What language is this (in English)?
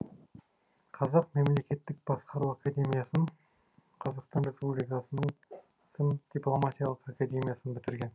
Kazakh